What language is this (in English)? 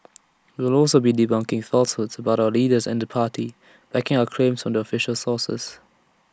English